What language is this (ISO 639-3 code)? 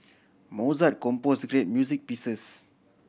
eng